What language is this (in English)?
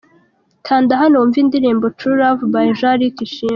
Kinyarwanda